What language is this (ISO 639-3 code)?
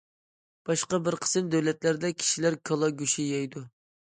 uig